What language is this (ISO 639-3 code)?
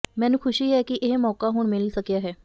pan